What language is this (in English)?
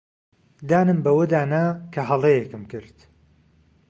Central Kurdish